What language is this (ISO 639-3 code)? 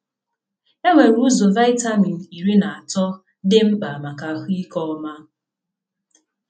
ibo